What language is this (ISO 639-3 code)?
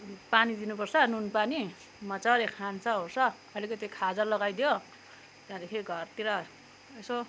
nep